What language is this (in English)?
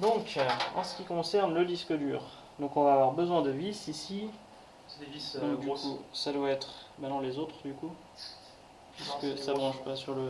French